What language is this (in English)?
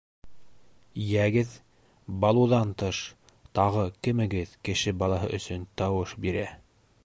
Bashkir